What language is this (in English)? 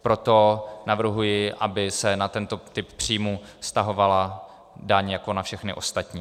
Czech